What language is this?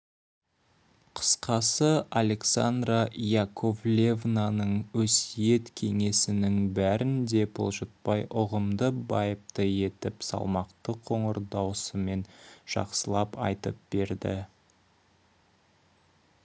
Kazakh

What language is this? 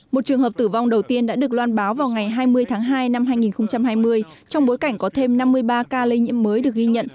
Vietnamese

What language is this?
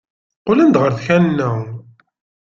Kabyle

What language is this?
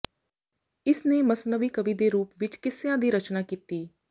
Punjabi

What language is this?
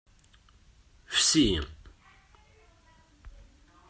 Kabyle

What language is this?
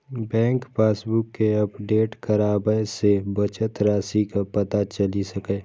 Maithili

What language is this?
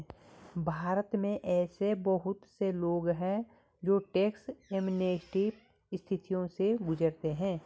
Hindi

